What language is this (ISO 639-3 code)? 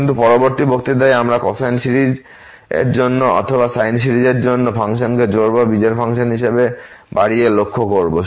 ben